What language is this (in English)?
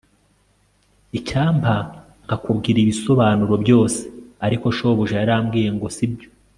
Kinyarwanda